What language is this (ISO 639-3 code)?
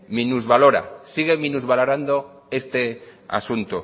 spa